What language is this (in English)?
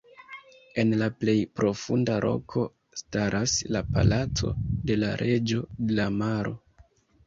Esperanto